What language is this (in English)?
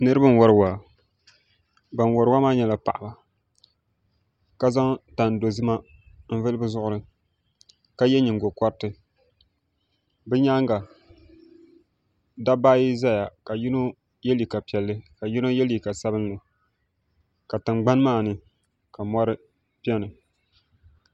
Dagbani